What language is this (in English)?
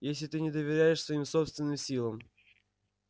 Russian